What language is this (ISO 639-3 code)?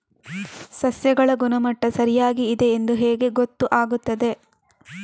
kan